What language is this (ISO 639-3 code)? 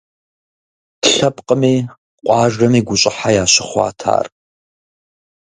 kbd